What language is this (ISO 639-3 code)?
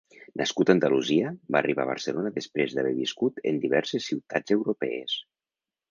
cat